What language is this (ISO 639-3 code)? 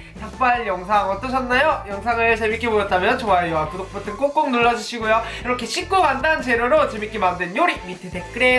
kor